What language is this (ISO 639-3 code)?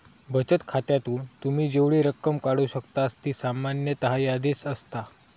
mar